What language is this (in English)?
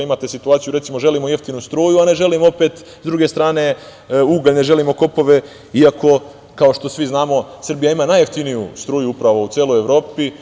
Serbian